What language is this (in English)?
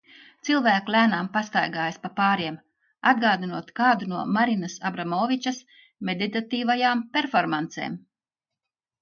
Latvian